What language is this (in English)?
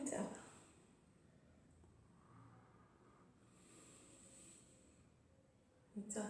Italian